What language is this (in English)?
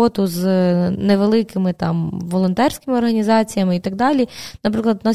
Ukrainian